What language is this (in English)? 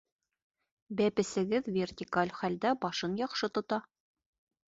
Bashkir